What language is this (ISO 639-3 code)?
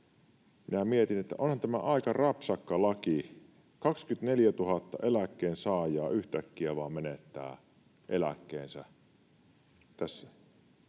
fin